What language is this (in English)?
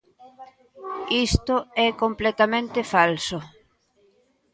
Galician